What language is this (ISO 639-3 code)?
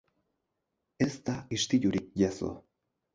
eus